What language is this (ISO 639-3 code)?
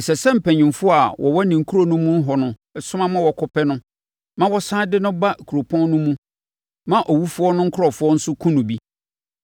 aka